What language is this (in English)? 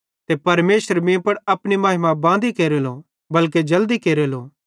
Bhadrawahi